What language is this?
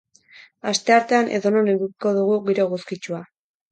Basque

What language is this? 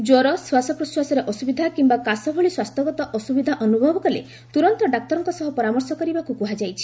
Odia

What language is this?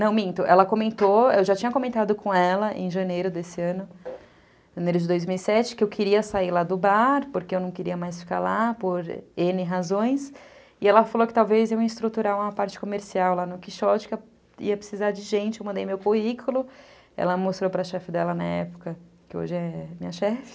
Portuguese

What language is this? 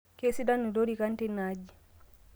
Masai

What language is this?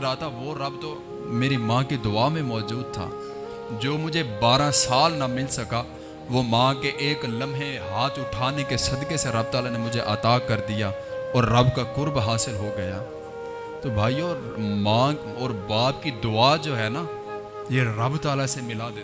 Urdu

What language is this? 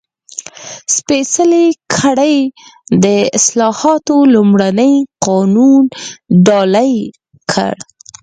Pashto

